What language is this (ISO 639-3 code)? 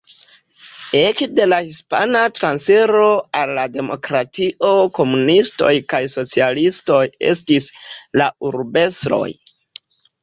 epo